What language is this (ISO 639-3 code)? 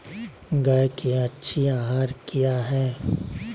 mag